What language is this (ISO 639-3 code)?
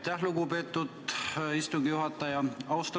est